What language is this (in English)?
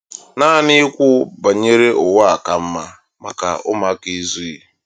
Igbo